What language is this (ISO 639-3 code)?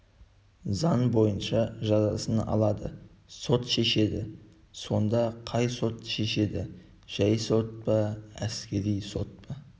kaz